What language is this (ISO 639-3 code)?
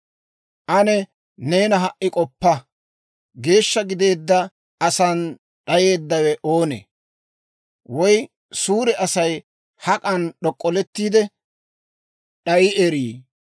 dwr